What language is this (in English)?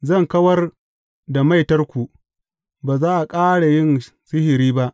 Hausa